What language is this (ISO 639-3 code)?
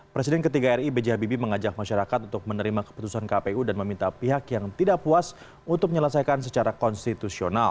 ind